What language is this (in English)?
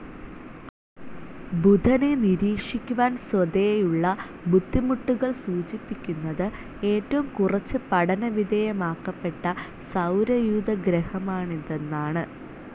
Malayalam